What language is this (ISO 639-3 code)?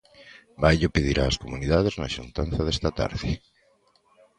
glg